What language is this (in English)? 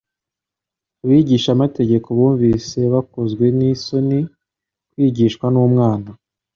Kinyarwanda